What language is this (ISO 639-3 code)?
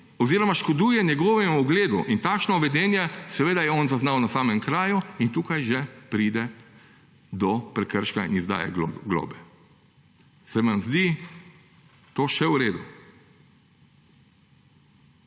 slv